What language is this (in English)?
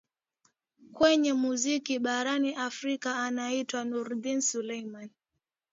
Swahili